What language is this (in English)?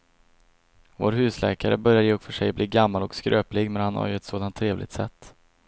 Swedish